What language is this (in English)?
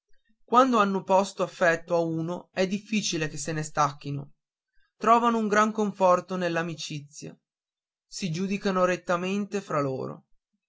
Italian